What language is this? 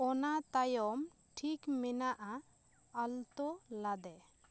Santali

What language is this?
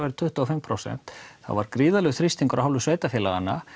Icelandic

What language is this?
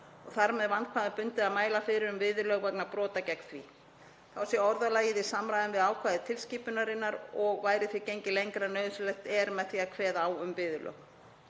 Icelandic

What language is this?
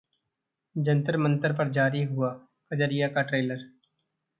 Hindi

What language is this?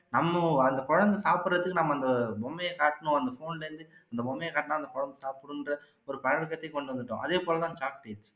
Tamil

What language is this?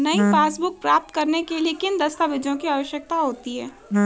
Hindi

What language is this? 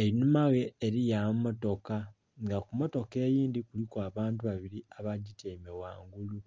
Soga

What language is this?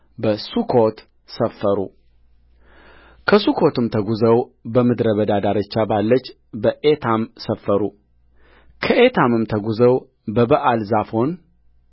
Amharic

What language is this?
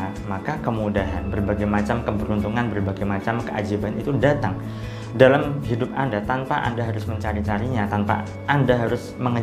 Indonesian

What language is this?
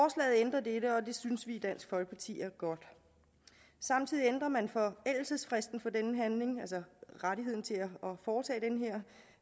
Danish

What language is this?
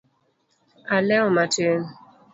Luo (Kenya and Tanzania)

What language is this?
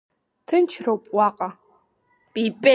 Abkhazian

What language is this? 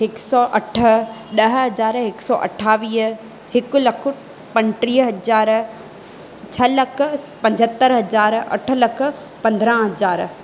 Sindhi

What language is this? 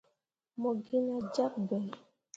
Mundang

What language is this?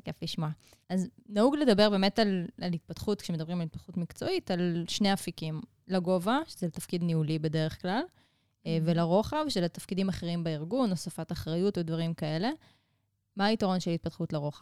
Hebrew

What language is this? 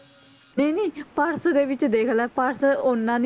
Punjabi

